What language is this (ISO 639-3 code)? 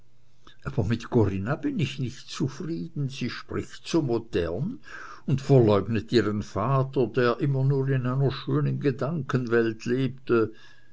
deu